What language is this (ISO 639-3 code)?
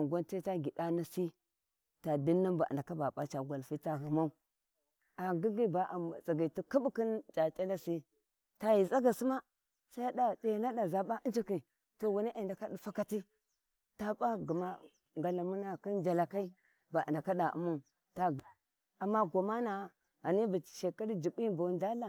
wji